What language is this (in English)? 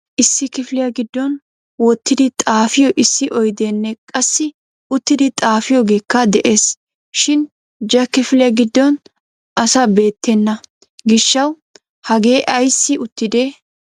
Wolaytta